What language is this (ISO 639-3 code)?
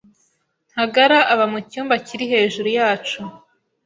kin